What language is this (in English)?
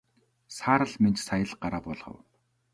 Mongolian